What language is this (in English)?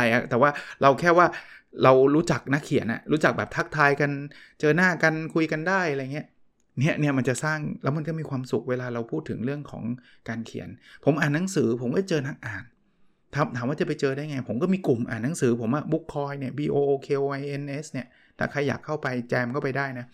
Thai